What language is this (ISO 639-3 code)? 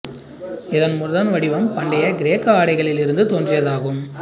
tam